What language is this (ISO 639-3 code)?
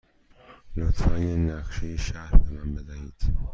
fas